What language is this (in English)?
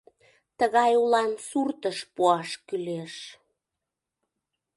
Mari